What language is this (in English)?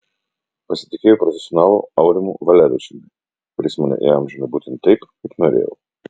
Lithuanian